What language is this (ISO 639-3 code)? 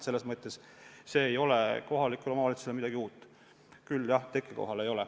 est